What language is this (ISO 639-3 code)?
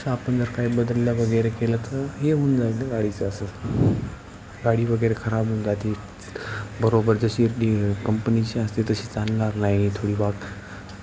mar